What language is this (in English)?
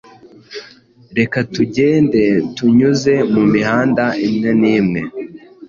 Kinyarwanda